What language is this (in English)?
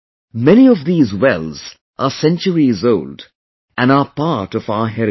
English